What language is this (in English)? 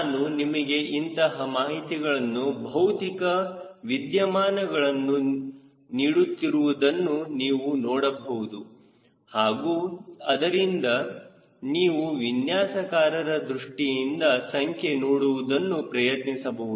Kannada